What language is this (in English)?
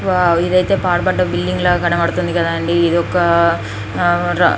Telugu